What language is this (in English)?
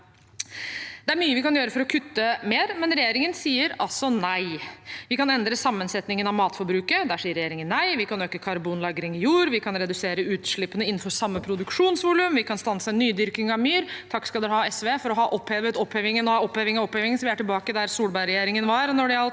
Norwegian